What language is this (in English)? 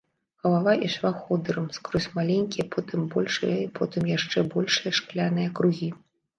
Belarusian